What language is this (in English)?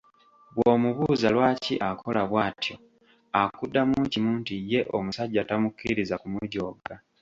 Ganda